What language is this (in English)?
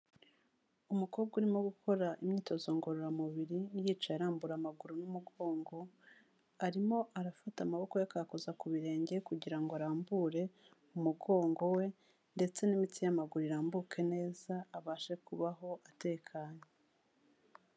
Kinyarwanda